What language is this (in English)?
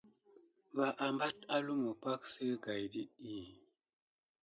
Gidar